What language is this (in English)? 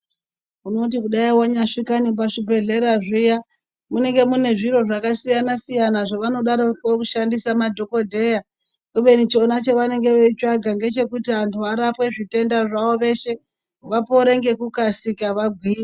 Ndau